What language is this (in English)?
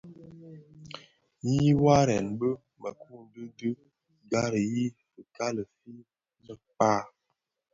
Bafia